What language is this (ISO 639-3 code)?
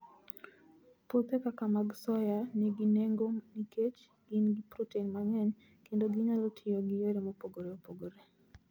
luo